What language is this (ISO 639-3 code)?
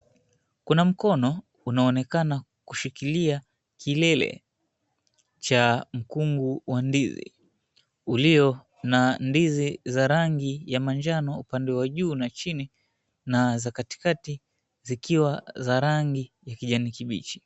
swa